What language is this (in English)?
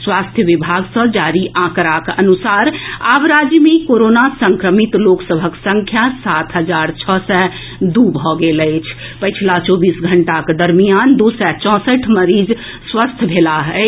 Maithili